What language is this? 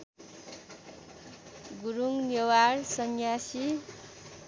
Nepali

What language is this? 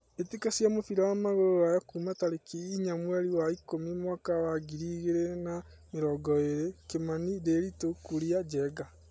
Kikuyu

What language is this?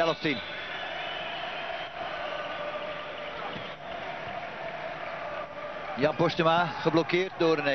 Dutch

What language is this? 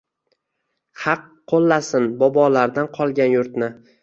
Uzbek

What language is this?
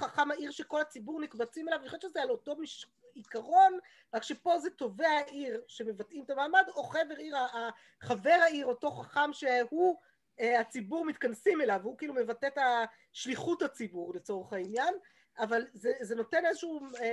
Hebrew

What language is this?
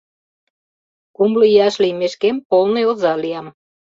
Mari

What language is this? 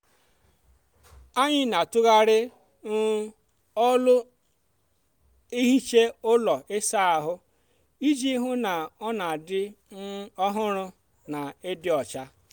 Igbo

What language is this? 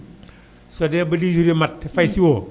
Wolof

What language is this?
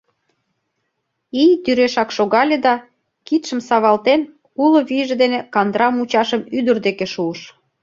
Mari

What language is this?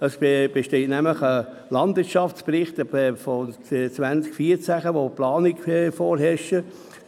Swiss German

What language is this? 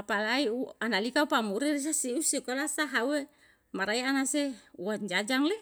Yalahatan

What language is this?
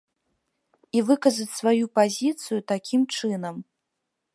Belarusian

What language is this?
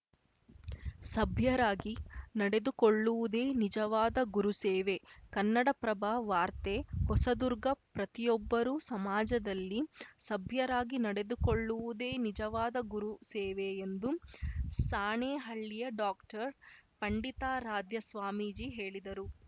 Kannada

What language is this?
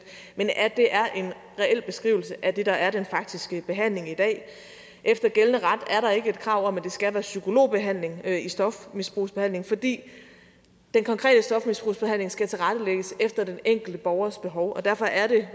Danish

